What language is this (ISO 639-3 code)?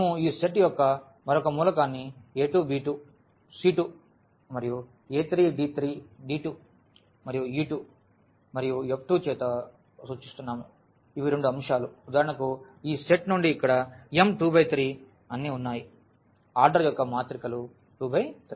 tel